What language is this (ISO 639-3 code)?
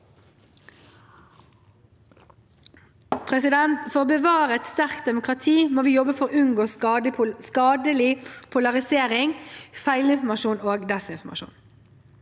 nor